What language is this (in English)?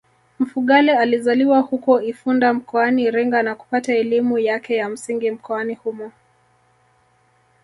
Swahili